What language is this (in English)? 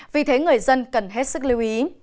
Vietnamese